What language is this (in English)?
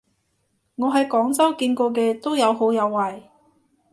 Cantonese